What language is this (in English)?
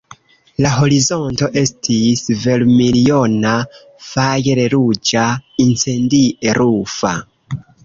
Esperanto